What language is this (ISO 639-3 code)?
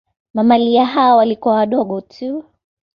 swa